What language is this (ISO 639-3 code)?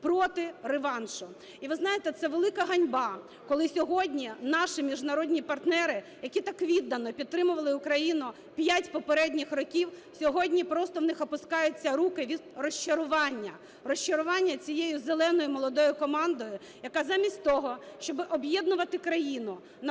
ukr